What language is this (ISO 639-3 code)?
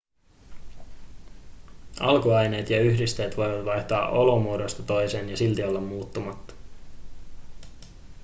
fin